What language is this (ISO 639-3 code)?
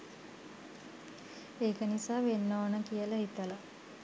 sin